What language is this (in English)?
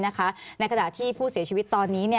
Thai